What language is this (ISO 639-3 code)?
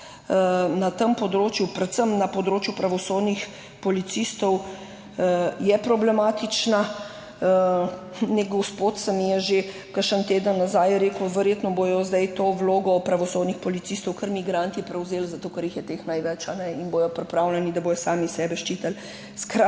slv